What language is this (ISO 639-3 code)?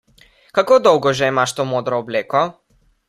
slv